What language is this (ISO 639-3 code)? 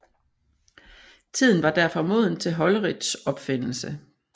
dan